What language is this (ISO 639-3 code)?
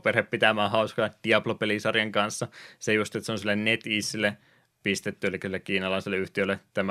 fin